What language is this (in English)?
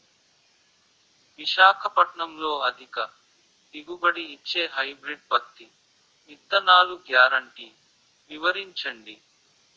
Telugu